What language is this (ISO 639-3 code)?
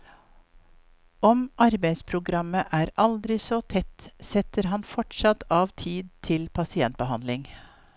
nor